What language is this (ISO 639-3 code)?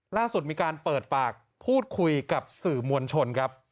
tha